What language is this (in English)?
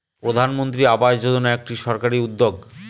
Bangla